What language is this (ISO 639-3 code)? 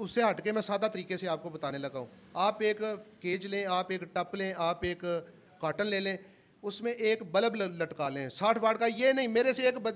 hin